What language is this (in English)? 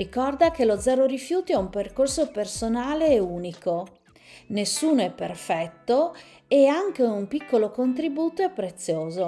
Italian